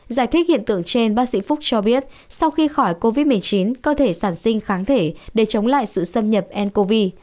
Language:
Vietnamese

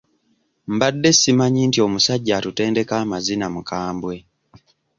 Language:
Ganda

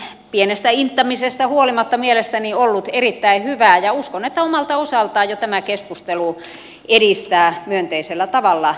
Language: Finnish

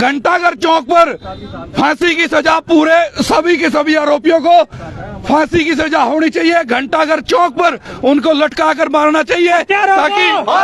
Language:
Hindi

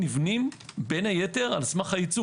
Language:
Hebrew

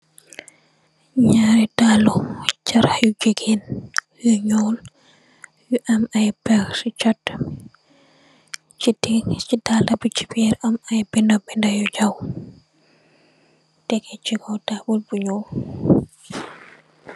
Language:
Wolof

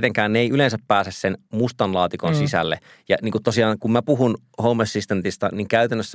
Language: Finnish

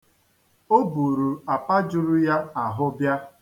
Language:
Igbo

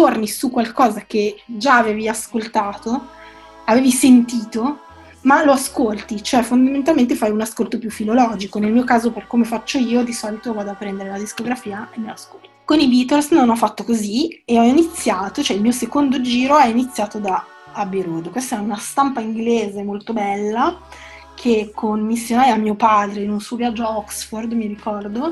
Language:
Italian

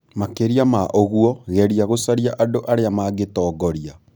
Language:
Kikuyu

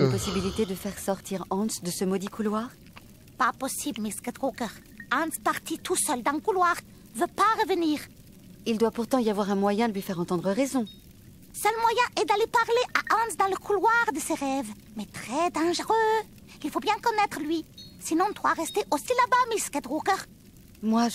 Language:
French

